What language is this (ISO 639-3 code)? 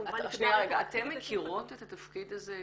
heb